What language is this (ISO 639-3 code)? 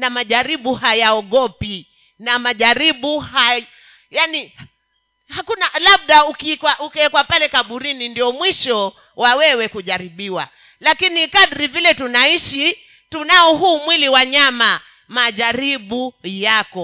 swa